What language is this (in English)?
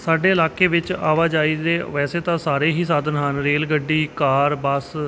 Punjabi